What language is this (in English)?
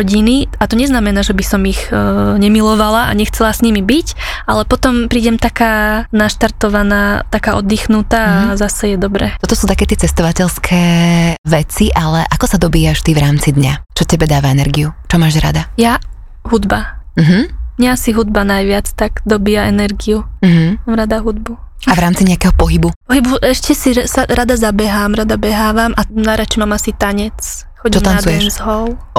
Slovak